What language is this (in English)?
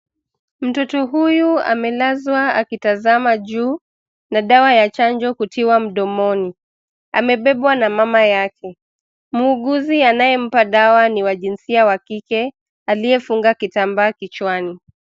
Swahili